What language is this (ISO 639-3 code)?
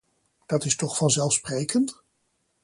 nld